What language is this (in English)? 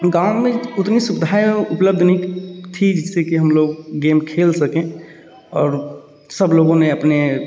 Hindi